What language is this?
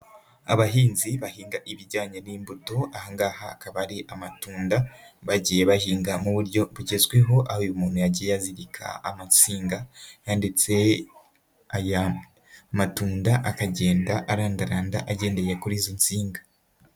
Kinyarwanda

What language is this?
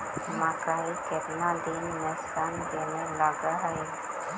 Magahi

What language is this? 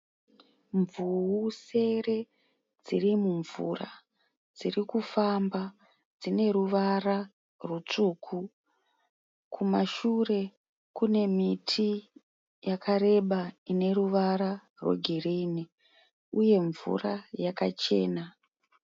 Shona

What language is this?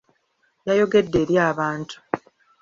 Ganda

